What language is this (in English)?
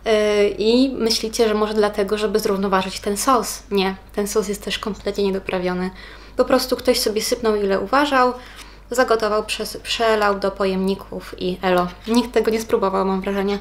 Polish